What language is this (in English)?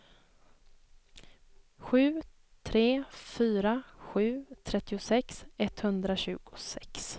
Swedish